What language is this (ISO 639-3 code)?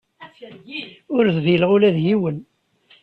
kab